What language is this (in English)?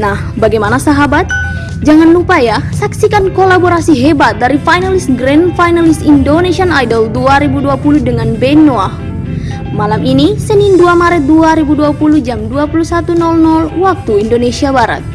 Indonesian